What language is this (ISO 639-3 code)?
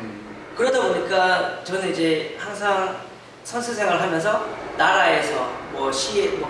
kor